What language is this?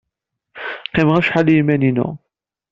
Kabyle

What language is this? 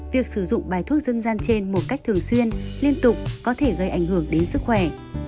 Vietnamese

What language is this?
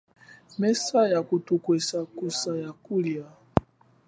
Chokwe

